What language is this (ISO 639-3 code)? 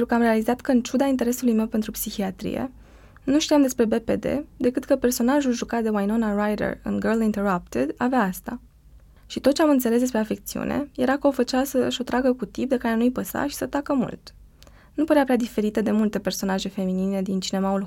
ron